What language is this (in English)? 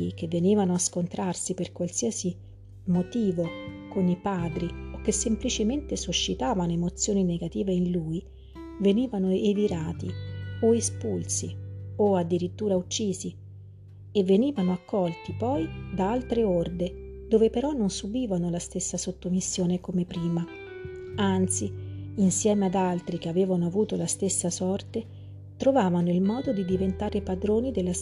Italian